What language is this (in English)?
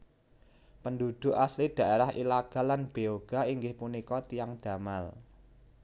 Javanese